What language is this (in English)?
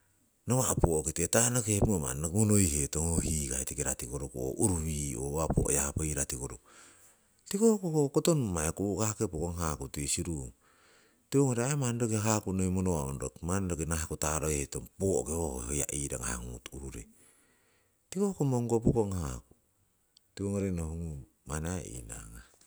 Siwai